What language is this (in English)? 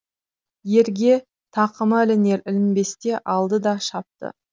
Kazakh